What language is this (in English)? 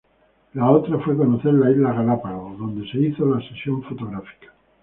Spanish